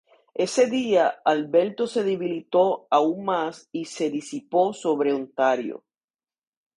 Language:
Spanish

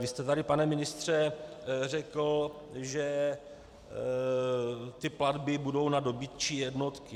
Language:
Czech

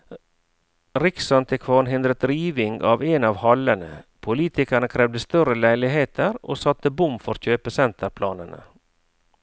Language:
Norwegian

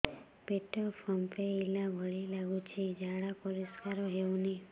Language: Odia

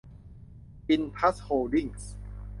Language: Thai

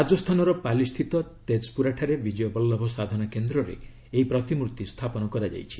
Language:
Odia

